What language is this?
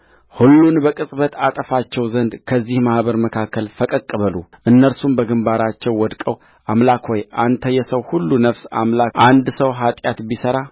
Amharic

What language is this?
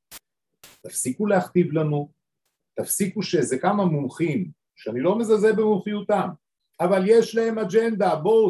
Hebrew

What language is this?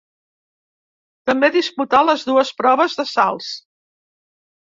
Catalan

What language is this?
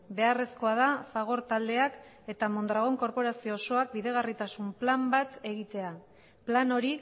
Basque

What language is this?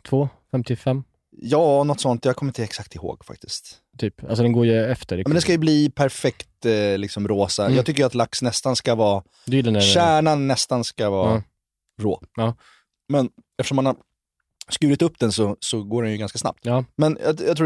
Swedish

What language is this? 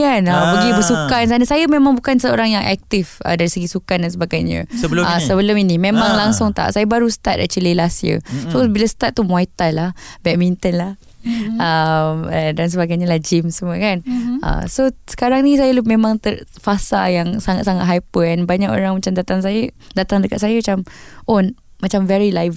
Malay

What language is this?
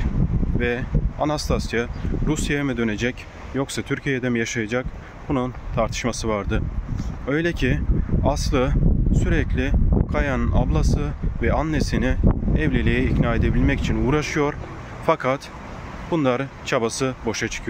Turkish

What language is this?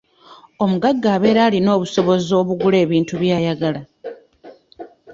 Ganda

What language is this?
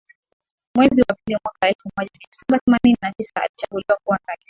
Swahili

